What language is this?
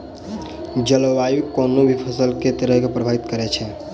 Maithili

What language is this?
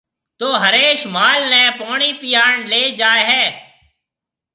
Marwari (Pakistan)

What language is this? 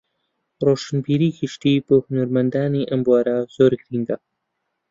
Central Kurdish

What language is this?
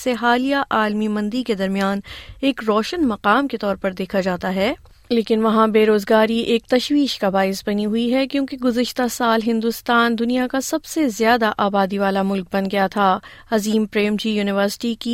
Urdu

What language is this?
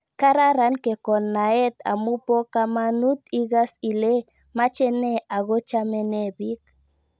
Kalenjin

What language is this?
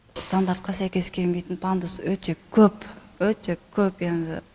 Kazakh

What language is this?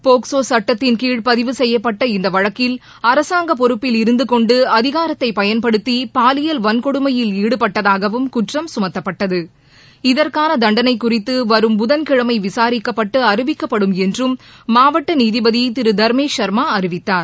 Tamil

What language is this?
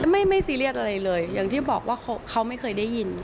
Thai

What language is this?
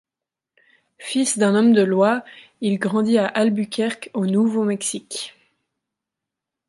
French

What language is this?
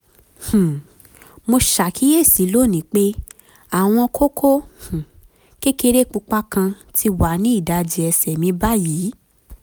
Yoruba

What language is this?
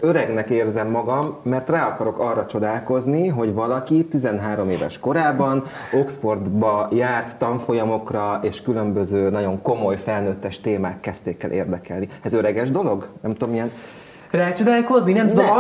Hungarian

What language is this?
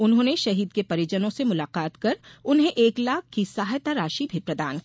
Hindi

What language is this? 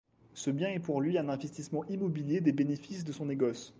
French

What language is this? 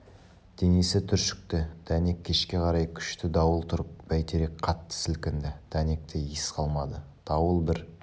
Kazakh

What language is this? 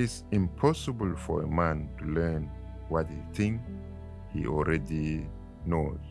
English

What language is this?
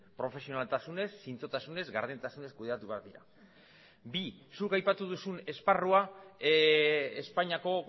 Basque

